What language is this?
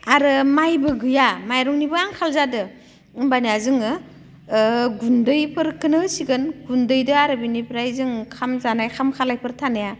Bodo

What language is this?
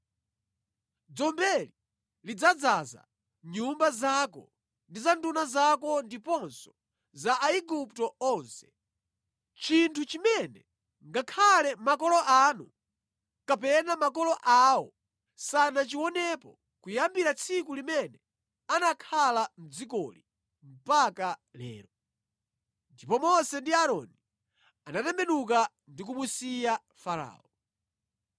Nyanja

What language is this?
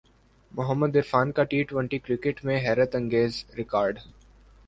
Urdu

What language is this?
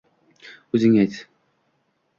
Uzbek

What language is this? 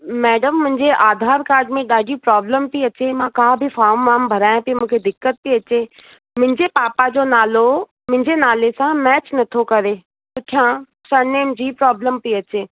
Sindhi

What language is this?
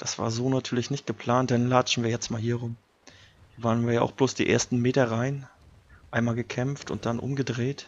German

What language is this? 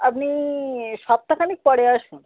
Bangla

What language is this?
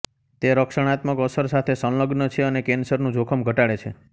Gujarati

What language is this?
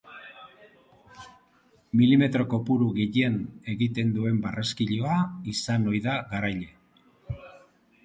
Basque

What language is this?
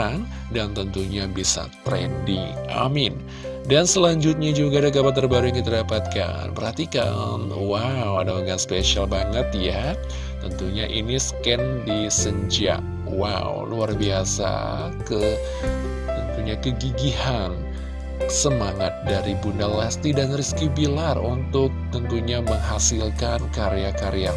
Indonesian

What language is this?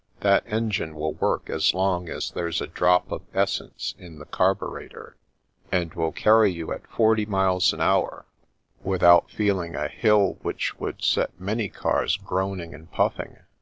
English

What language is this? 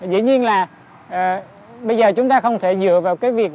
Vietnamese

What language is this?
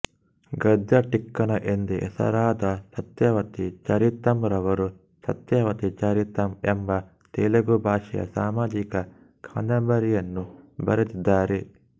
Kannada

